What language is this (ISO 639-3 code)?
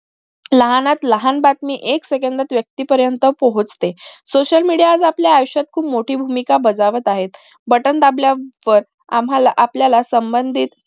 mar